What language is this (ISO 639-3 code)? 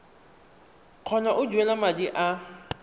tsn